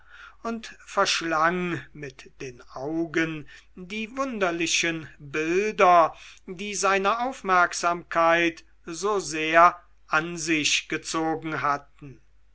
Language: German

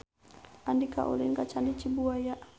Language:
Sundanese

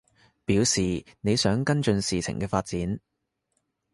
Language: Cantonese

